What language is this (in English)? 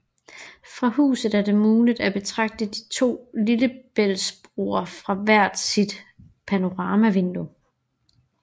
Danish